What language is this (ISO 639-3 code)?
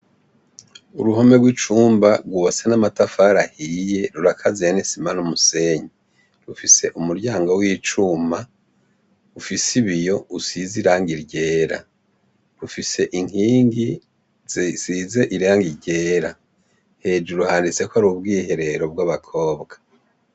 run